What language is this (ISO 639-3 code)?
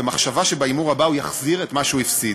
heb